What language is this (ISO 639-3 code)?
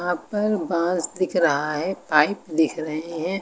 hin